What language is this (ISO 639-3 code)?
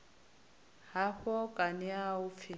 ven